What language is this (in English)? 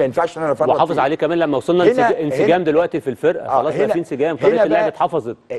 Arabic